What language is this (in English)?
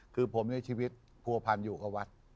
Thai